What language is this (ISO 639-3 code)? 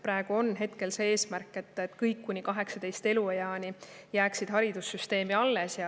est